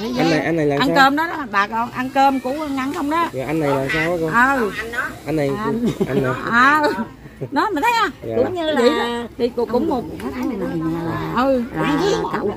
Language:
Vietnamese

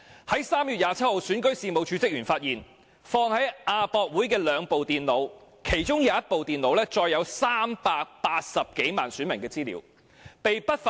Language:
Cantonese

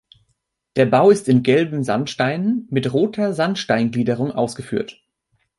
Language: German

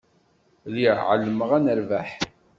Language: Kabyle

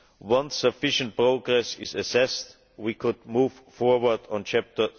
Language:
English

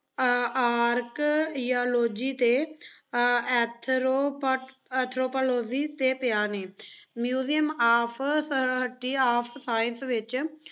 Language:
Punjabi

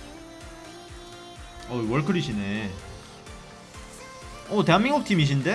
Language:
Korean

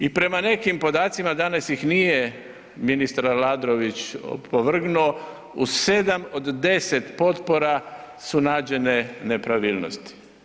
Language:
Croatian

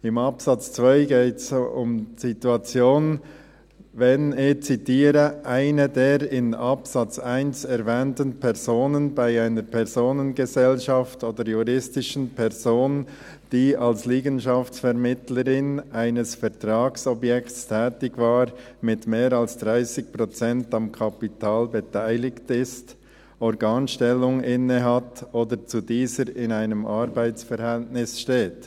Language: Swiss German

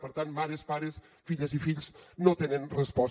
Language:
Catalan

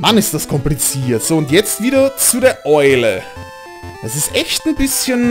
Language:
German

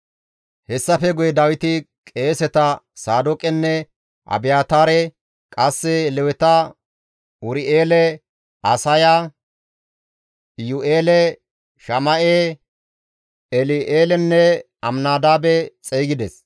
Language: Gamo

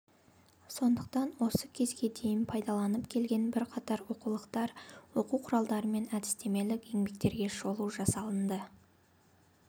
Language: Kazakh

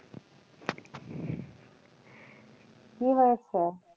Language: Bangla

